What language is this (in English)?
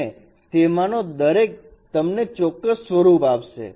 Gujarati